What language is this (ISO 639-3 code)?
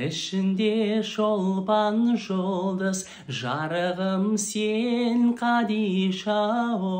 tur